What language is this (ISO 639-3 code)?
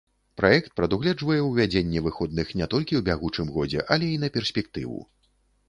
bel